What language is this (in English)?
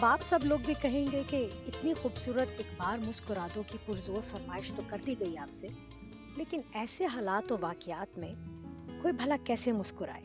Urdu